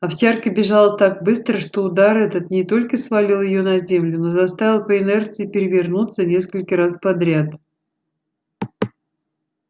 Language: Russian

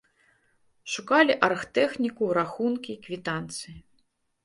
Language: Belarusian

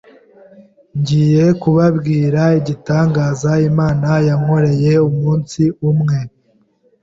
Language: Kinyarwanda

